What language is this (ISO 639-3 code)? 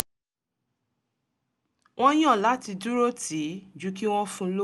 yor